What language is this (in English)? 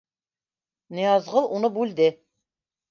Bashkir